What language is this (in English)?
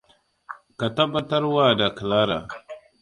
Hausa